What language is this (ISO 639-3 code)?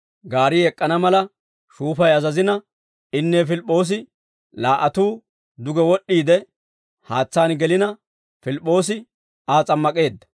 dwr